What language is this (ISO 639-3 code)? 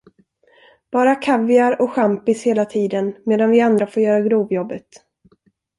swe